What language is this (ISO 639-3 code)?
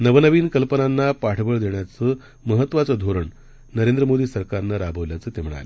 mar